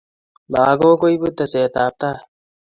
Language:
Kalenjin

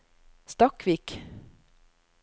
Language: Norwegian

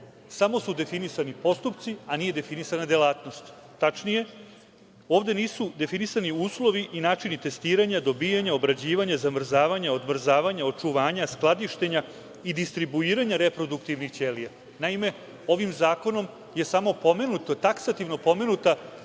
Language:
Serbian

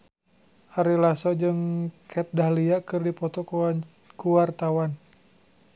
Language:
Sundanese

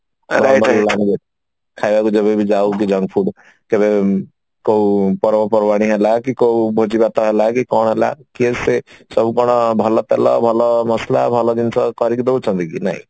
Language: Odia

